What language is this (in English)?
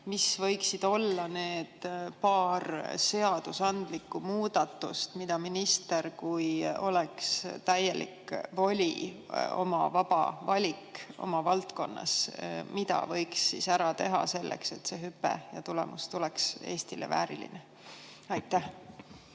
Estonian